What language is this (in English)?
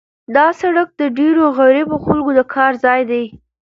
Pashto